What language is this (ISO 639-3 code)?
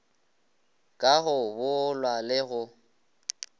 nso